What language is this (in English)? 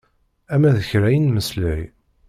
Kabyle